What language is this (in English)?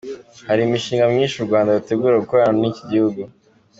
Kinyarwanda